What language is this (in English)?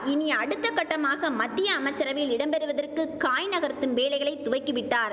Tamil